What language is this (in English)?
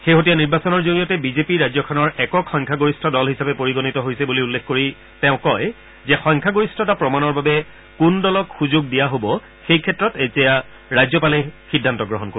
Assamese